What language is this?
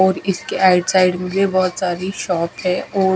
Hindi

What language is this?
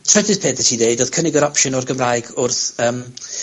Welsh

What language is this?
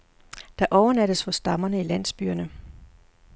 Danish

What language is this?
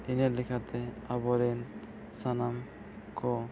Santali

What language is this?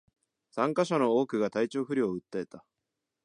Japanese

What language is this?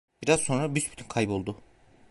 Turkish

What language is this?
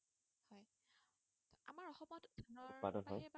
Assamese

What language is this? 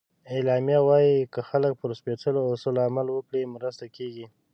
Pashto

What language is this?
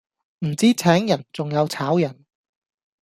Cantonese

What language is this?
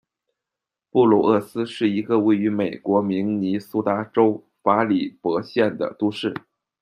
Chinese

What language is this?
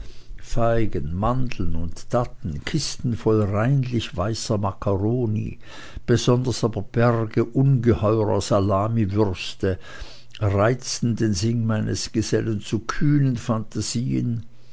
German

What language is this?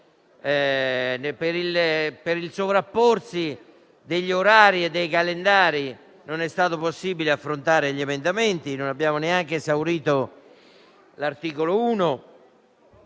Italian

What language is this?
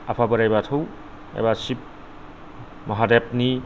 Bodo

